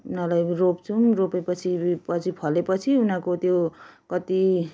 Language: Nepali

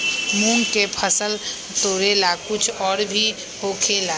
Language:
Magahi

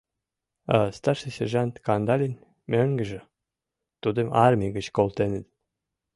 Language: Mari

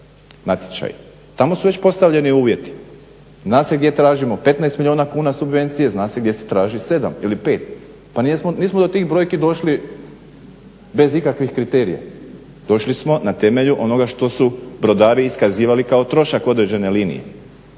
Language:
Croatian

